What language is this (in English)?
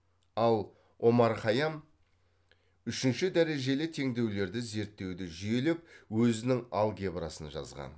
Kazakh